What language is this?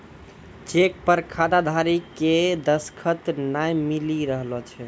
Maithili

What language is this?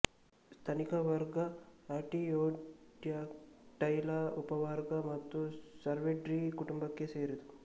Kannada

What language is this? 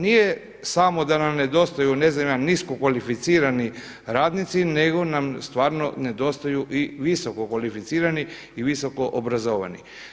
Croatian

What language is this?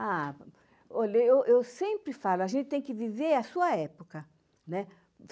Portuguese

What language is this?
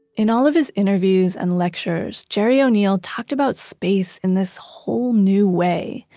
English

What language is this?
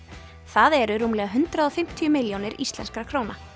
Icelandic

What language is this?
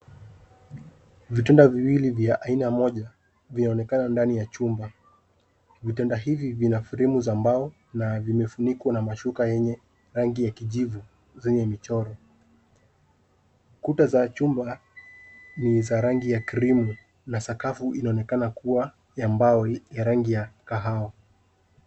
Swahili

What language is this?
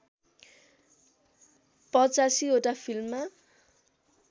Nepali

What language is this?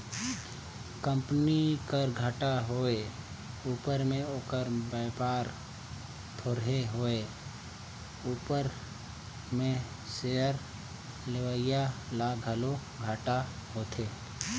Chhattisgarhi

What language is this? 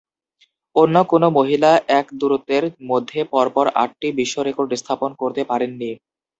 Bangla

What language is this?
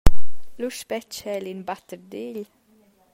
Romansh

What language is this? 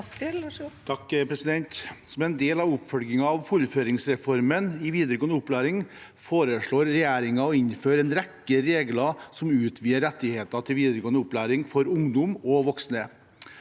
Norwegian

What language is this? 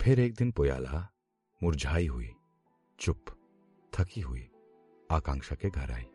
Hindi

